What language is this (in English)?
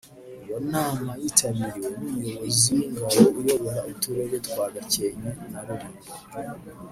Kinyarwanda